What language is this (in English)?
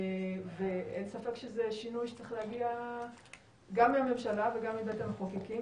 Hebrew